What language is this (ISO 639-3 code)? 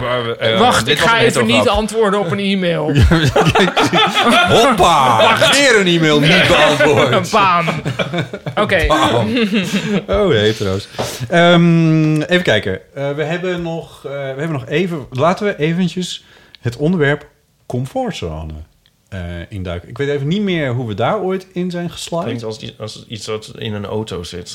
nld